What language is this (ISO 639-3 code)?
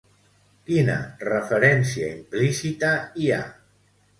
cat